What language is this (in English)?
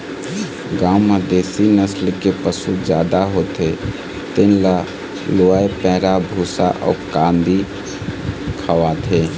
Chhattisgarhi